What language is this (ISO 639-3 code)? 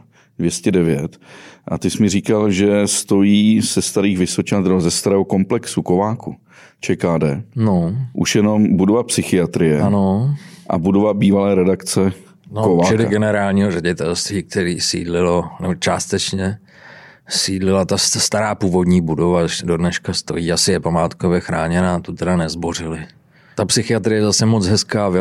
ces